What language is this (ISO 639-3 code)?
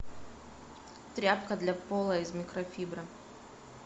rus